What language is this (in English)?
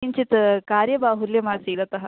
Sanskrit